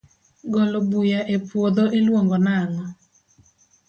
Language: Luo (Kenya and Tanzania)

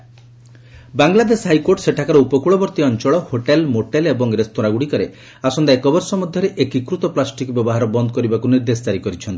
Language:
Odia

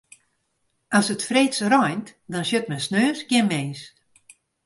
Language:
Western Frisian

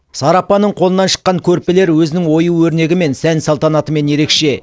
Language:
Kazakh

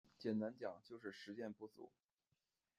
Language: Chinese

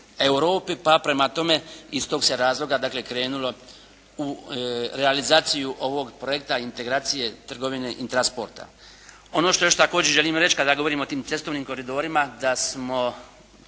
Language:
Croatian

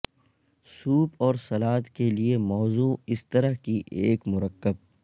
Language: Urdu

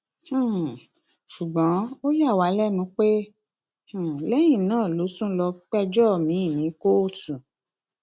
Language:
Yoruba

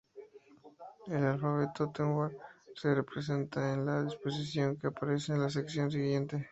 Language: Spanish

